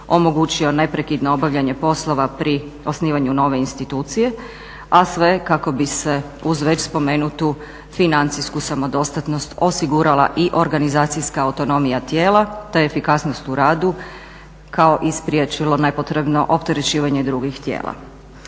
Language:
Croatian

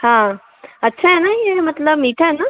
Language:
Hindi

